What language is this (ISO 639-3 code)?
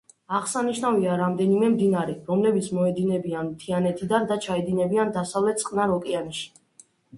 kat